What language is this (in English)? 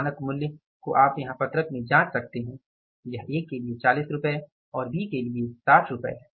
Hindi